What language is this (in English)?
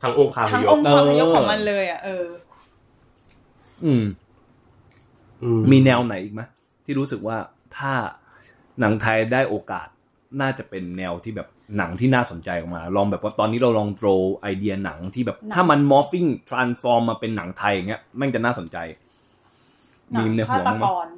Thai